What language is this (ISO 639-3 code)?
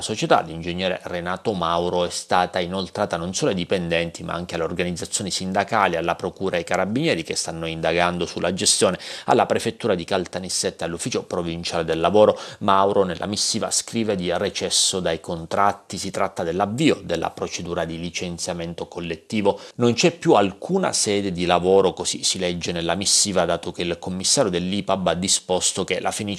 ita